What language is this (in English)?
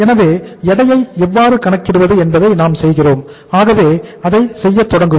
Tamil